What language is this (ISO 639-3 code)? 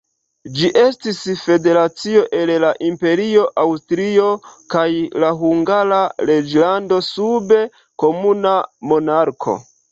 epo